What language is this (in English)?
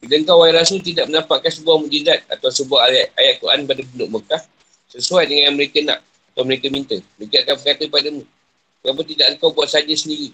Malay